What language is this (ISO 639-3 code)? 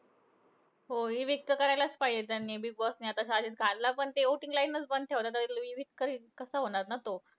mar